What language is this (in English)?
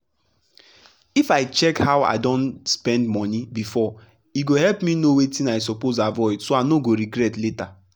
Nigerian Pidgin